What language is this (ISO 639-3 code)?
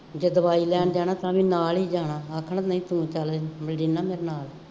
pan